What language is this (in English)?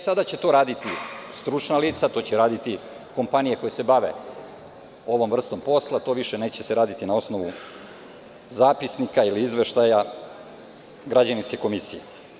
Serbian